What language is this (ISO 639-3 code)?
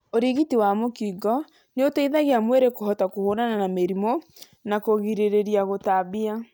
kik